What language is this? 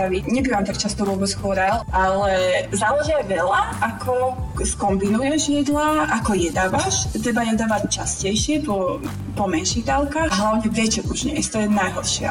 Slovak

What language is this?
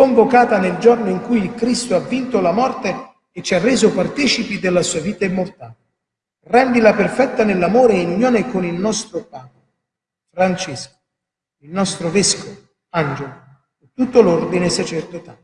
Italian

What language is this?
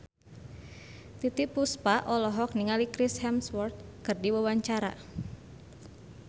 Sundanese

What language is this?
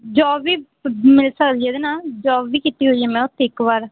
Punjabi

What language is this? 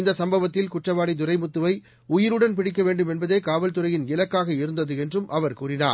Tamil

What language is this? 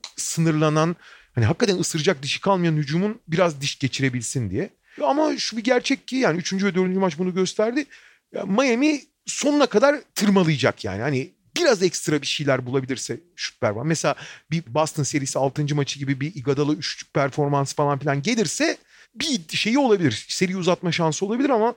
Turkish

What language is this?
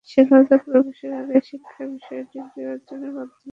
Bangla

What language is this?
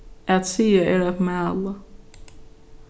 Faroese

